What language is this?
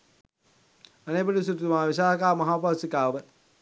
Sinhala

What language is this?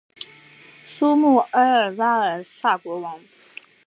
Chinese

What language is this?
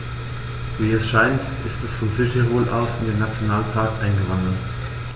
German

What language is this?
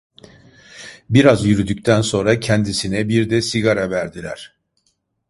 Turkish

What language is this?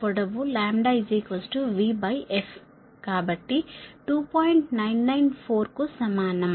Telugu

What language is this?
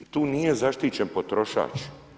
Croatian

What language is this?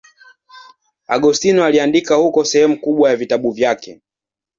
Swahili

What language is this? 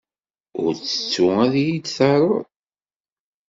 Kabyle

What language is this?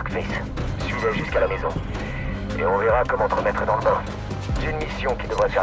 French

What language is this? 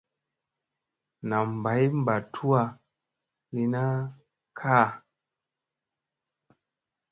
Musey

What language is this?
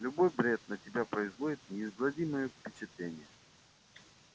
Russian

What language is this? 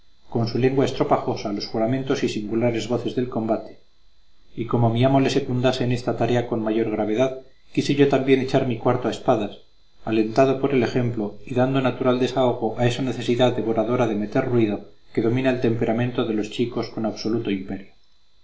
Spanish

